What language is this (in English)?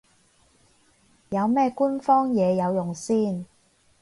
Cantonese